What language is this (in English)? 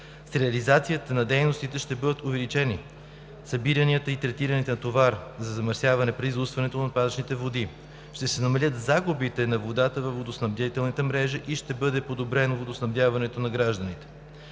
Bulgarian